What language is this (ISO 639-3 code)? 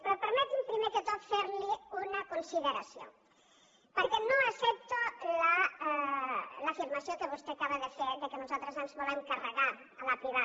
cat